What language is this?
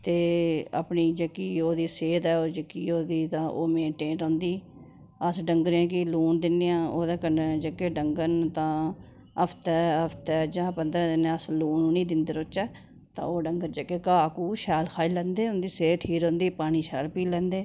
Dogri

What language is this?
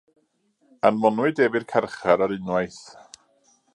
Welsh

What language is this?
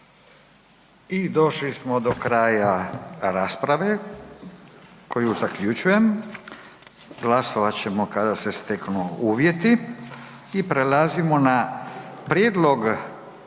Croatian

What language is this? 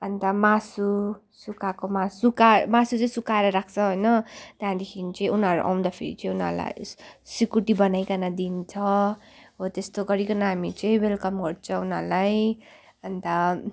Nepali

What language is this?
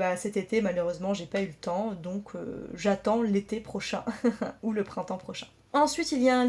French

